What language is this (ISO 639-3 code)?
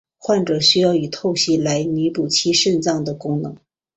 zho